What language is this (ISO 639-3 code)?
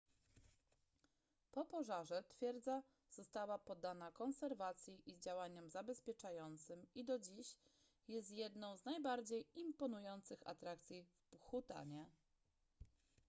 pol